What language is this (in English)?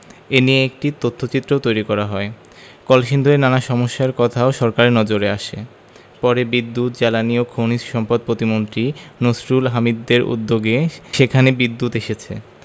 Bangla